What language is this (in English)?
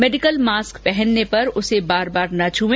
Hindi